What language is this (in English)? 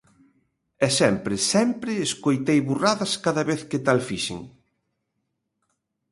Galician